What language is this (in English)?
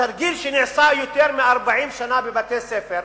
Hebrew